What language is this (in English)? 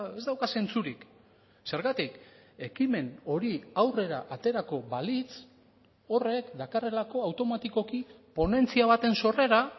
Basque